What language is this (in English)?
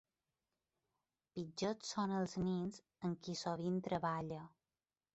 Catalan